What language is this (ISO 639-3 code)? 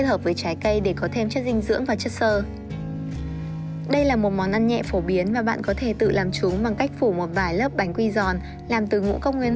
vie